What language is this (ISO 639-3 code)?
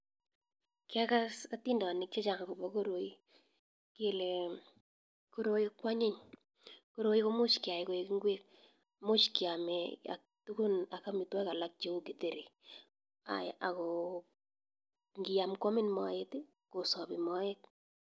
kln